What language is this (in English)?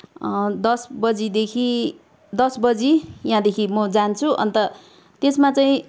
Nepali